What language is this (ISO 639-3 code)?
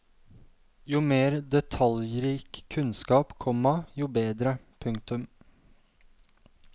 nor